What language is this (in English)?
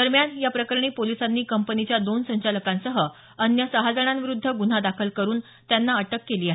Marathi